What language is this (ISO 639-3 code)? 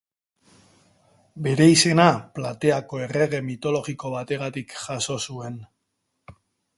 eus